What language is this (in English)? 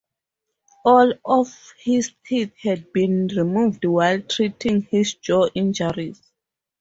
English